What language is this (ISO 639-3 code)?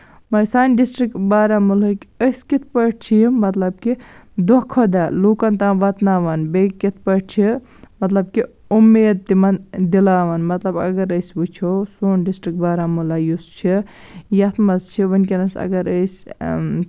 kas